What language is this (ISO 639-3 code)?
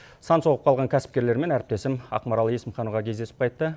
kaz